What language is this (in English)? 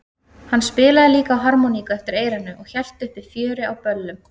Icelandic